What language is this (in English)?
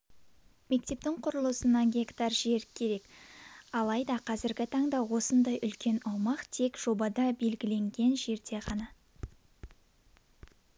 Kazakh